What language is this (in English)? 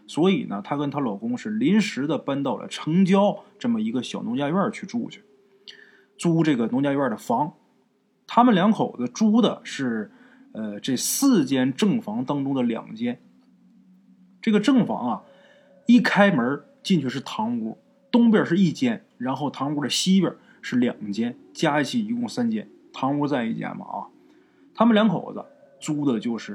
Chinese